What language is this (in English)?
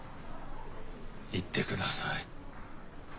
Japanese